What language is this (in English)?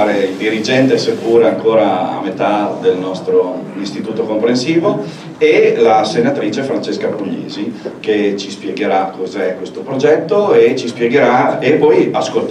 Italian